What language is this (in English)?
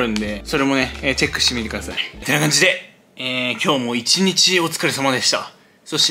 Japanese